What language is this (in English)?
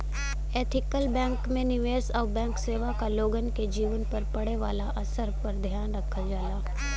Bhojpuri